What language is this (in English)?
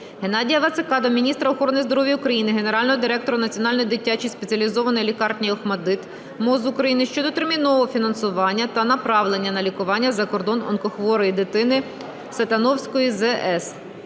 Ukrainian